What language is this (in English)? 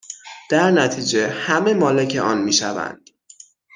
Persian